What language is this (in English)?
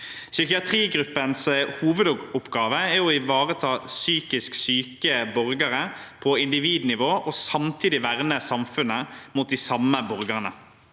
Norwegian